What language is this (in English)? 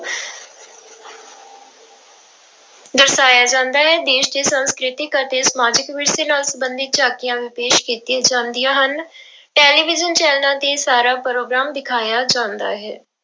Punjabi